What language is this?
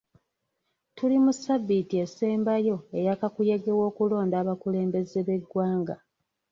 Ganda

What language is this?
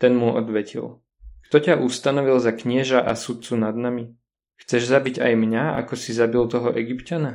Slovak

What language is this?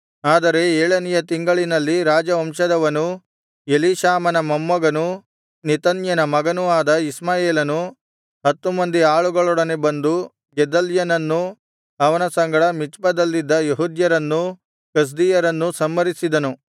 Kannada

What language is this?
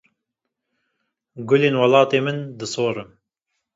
Kurdish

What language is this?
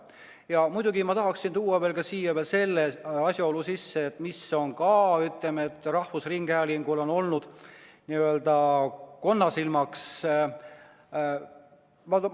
Estonian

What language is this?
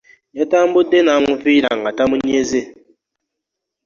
Ganda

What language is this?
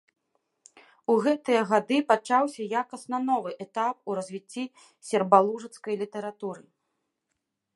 Belarusian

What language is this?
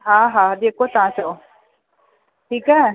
Sindhi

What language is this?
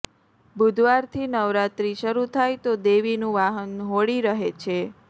Gujarati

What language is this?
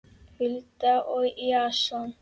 Icelandic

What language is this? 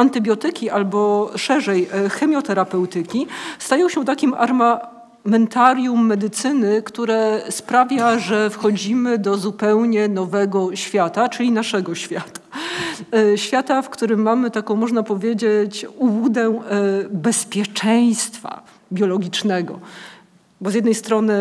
Polish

